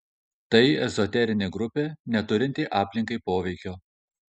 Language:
Lithuanian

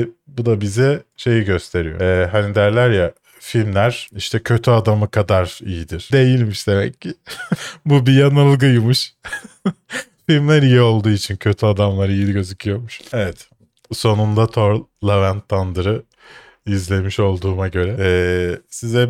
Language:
Turkish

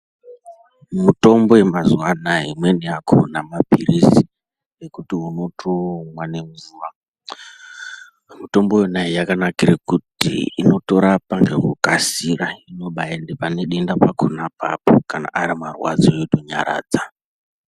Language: Ndau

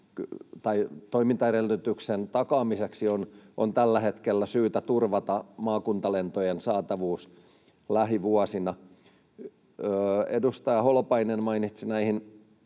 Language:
Finnish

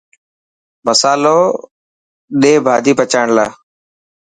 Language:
Dhatki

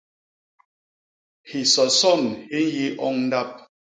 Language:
Basaa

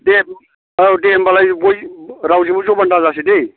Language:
Bodo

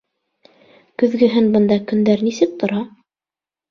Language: Bashkir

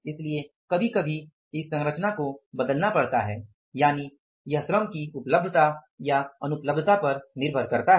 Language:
Hindi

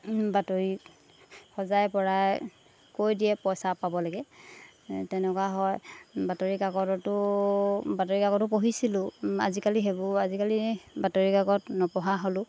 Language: Assamese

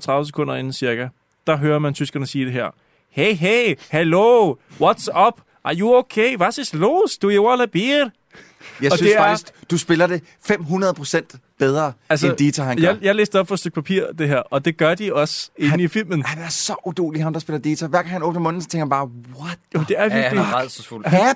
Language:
Danish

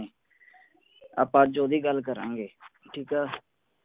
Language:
Punjabi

